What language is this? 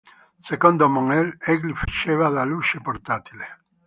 Italian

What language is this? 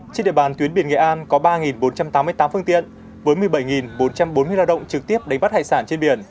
Vietnamese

